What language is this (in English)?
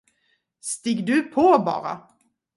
Swedish